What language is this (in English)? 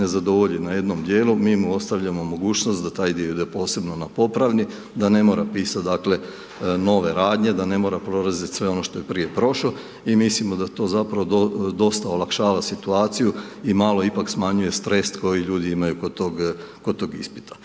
Croatian